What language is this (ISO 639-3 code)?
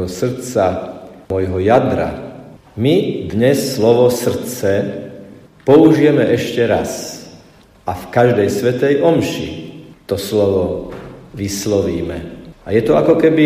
slk